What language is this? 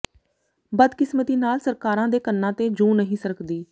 Punjabi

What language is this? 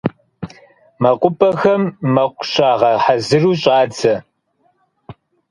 Kabardian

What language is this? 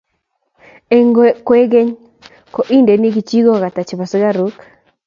Kalenjin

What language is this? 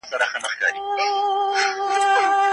Pashto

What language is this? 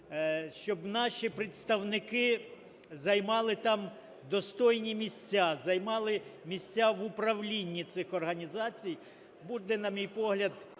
Ukrainian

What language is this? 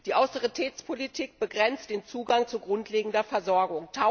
German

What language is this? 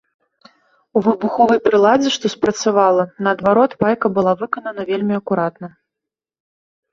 Belarusian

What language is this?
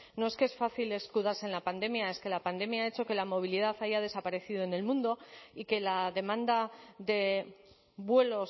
Spanish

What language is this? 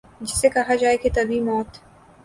Urdu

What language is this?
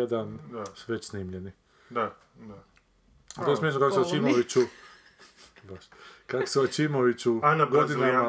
Croatian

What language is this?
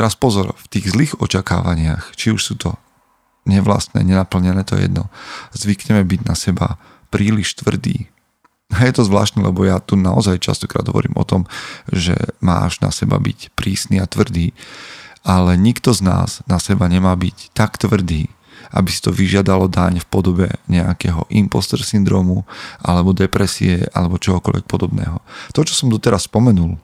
Slovak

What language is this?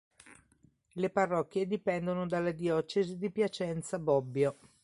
Italian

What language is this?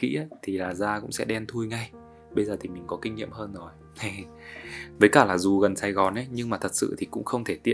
Vietnamese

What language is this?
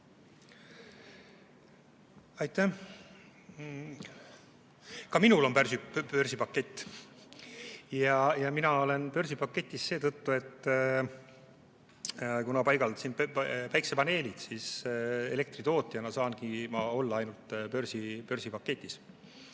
Estonian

